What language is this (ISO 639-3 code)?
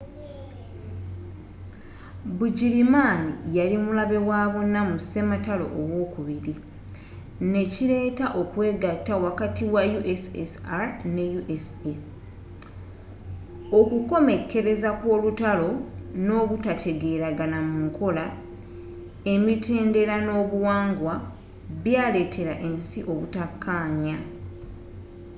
lug